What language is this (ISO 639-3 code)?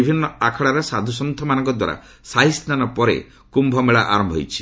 ori